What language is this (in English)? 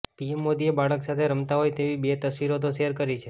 Gujarati